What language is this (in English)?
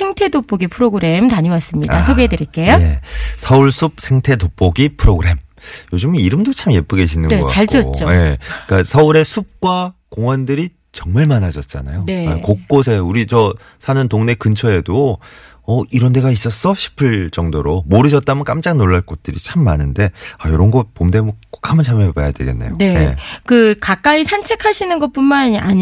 Korean